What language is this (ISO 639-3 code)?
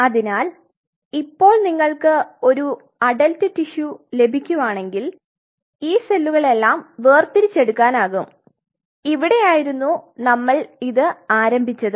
mal